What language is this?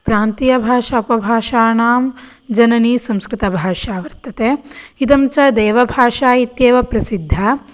Sanskrit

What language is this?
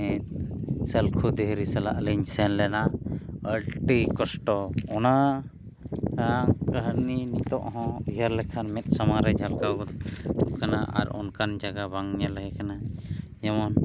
Santali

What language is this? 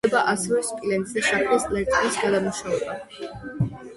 Georgian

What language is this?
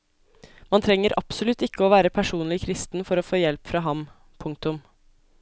Norwegian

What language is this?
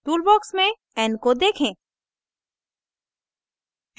Hindi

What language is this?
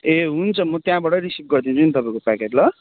Nepali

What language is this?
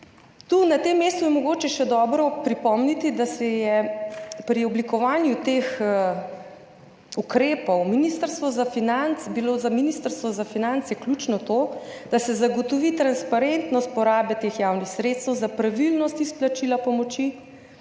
Slovenian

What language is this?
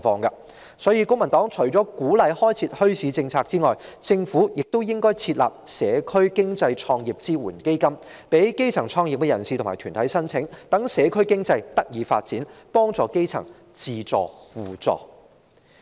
Cantonese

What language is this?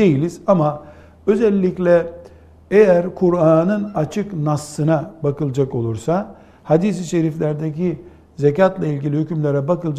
Turkish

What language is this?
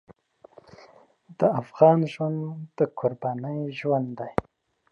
Pashto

